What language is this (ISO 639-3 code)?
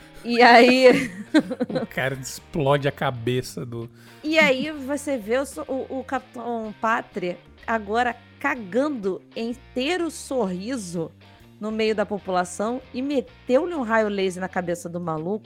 por